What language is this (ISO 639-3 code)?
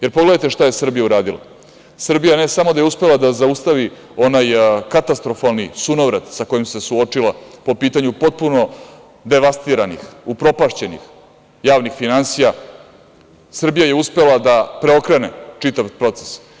srp